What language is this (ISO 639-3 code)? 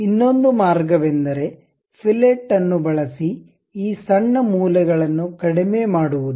kan